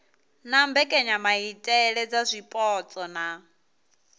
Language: Venda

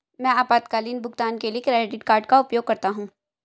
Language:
Hindi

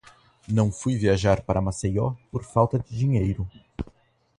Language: Portuguese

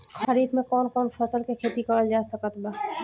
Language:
Bhojpuri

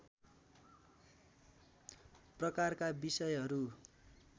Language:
Nepali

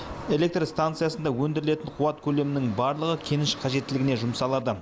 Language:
Kazakh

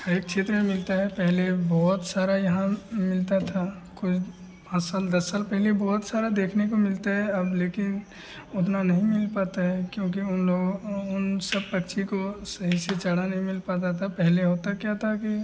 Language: Hindi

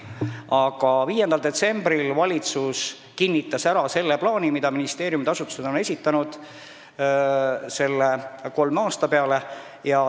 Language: Estonian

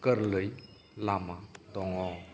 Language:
Bodo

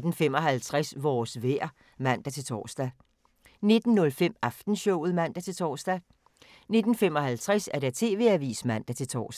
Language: Danish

